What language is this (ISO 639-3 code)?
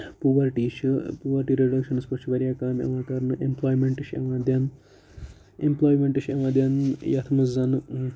kas